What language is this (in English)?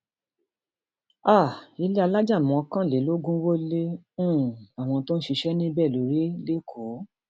Yoruba